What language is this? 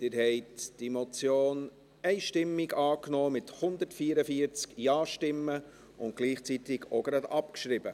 Swiss German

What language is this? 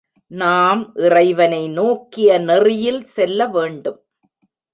Tamil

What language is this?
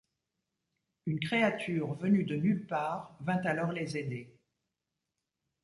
French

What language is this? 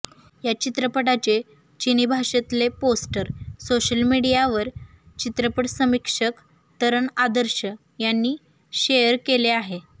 Marathi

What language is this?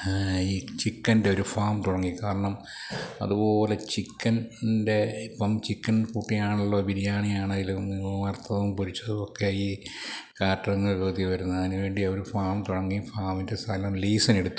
Malayalam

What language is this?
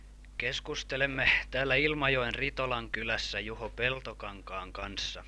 Finnish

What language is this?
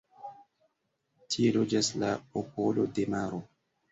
Esperanto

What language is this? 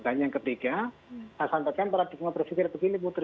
Indonesian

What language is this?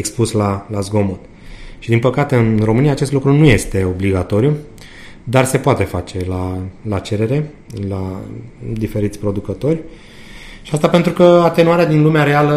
Romanian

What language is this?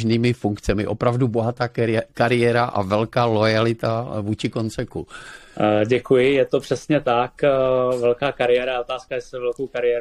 Czech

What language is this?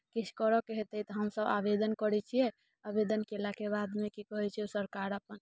Maithili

